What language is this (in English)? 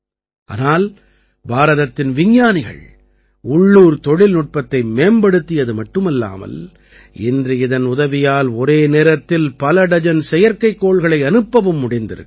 Tamil